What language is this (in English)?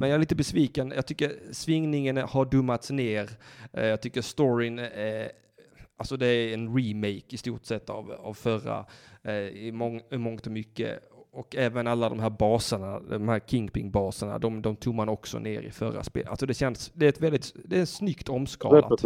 Swedish